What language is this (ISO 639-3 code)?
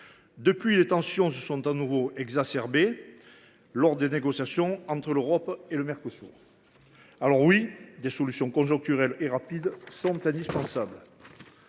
fra